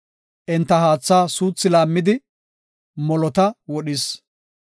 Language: Gofa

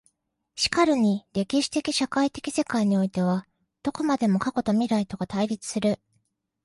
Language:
Japanese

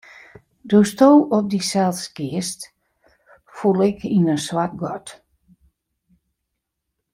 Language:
Western Frisian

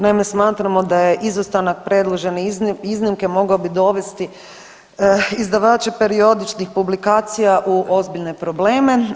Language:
Croatian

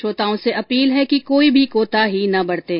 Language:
Hindi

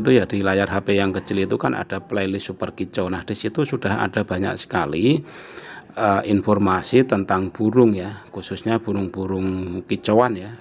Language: Indonesian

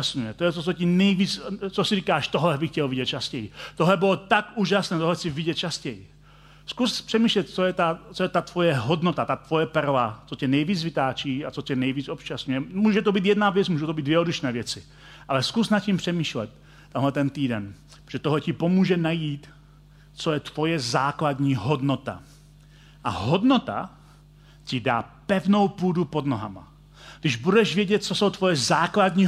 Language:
Czech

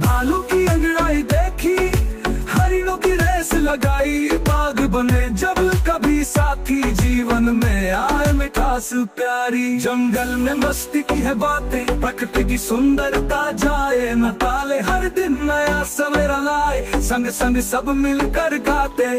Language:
Hindi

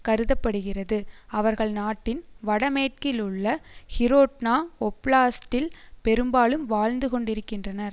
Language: Tamil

